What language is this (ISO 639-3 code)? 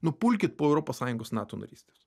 lit